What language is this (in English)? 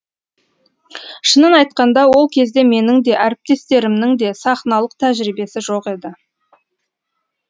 Kazakh